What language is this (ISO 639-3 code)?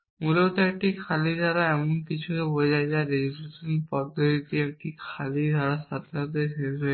ben